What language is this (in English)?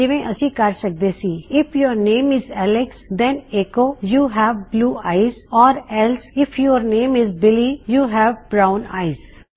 Punjabi